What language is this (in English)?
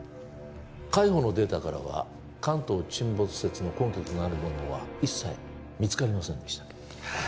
Japanese